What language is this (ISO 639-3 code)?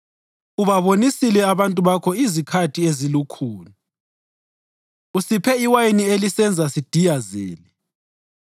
nde